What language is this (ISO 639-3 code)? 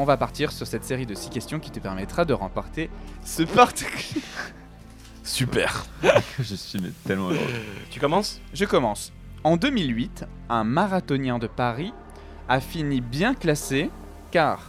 fra